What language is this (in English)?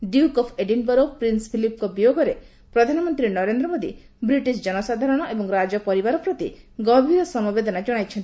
Odia